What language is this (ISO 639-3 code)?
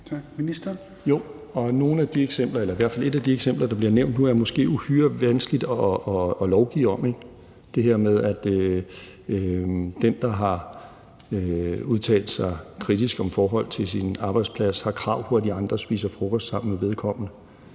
dan